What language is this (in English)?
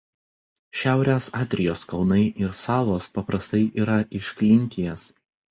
Lithuanian